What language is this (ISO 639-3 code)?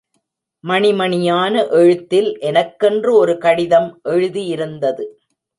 tam